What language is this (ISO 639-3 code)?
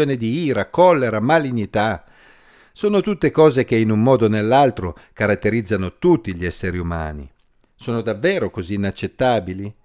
ita